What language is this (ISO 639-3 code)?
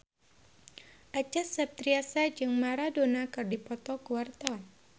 sun